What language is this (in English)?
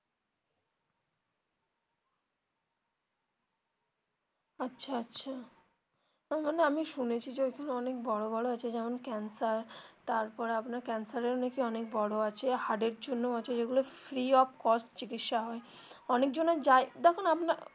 Bangla